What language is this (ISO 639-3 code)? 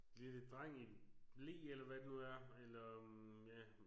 dan